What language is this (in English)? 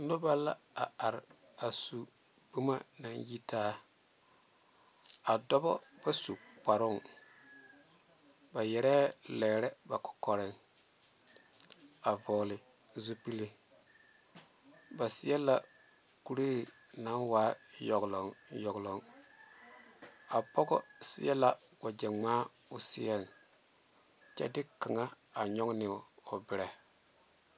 Southern Dagaare